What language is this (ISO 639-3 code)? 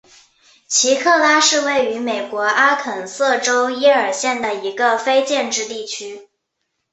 zho